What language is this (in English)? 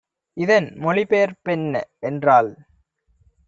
Tamil